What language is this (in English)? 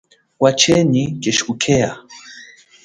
Chokwe